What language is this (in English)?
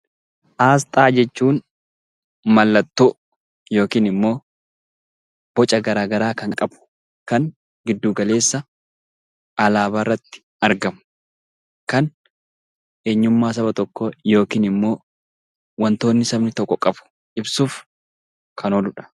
Oromo